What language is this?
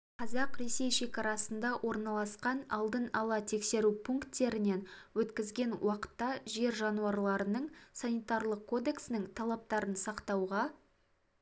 Kazakh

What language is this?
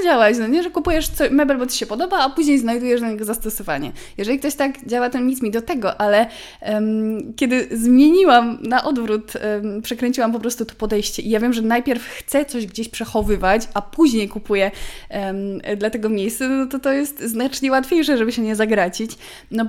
Polish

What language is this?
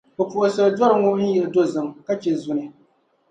Dagbani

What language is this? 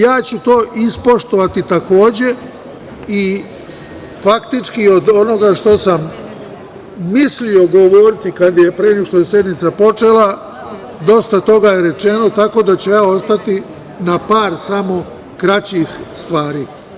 Serbian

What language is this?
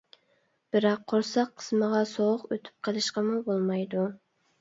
Uyghur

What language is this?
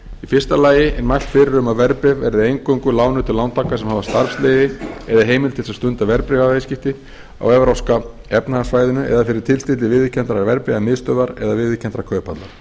Icelandic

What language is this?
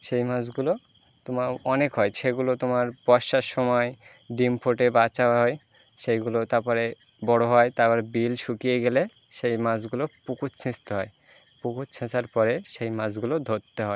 Bangla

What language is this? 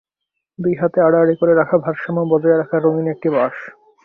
Bangla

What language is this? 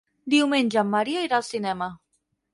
Catalan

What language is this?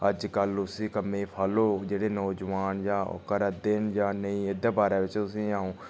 Dogri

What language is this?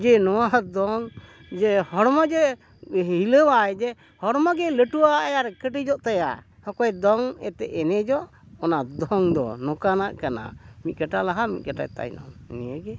Santali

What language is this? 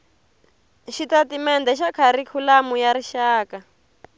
Tsonga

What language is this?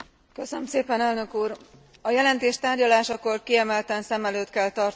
Hungarian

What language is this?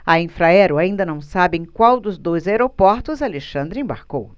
Portuguese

